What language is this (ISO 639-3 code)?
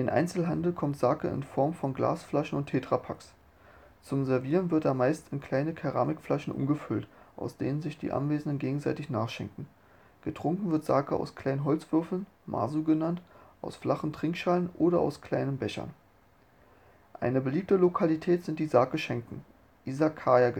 deu